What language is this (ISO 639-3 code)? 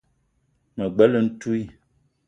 eto